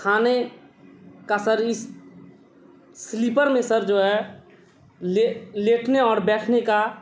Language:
Urdu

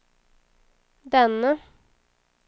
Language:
Swedish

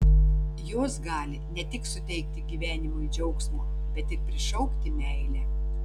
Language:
Lithuanian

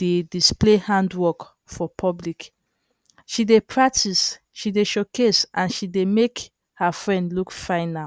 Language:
Nigerian Pidgin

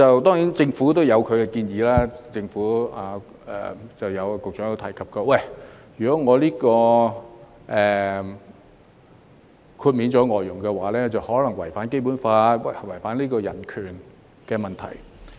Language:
Cantonese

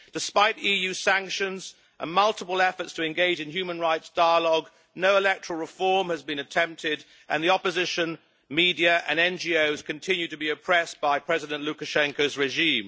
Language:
English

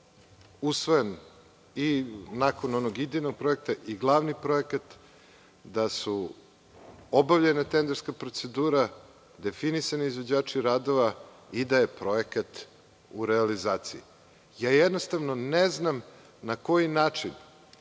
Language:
Serbian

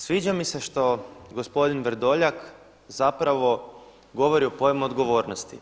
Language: Croatian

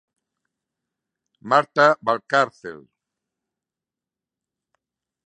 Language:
Galician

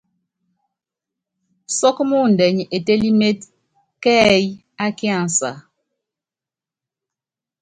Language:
Yangben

